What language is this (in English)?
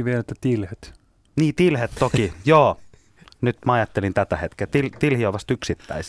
Finnish